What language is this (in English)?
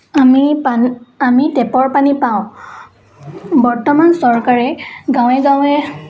Assamese